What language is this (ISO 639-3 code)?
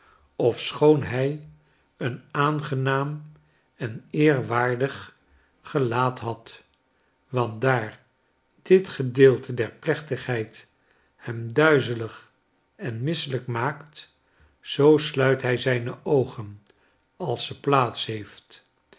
nld